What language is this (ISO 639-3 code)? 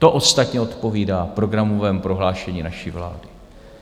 ces